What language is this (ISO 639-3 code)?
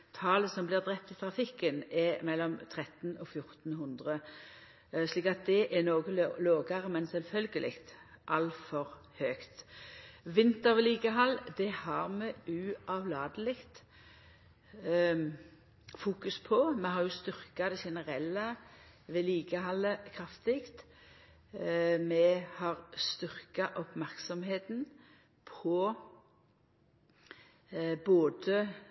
nno